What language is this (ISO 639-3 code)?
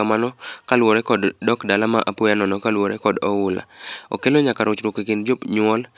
luo